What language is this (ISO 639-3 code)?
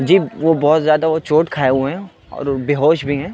urd